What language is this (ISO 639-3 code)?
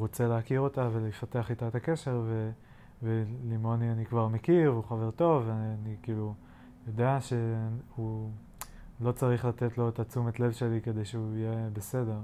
heb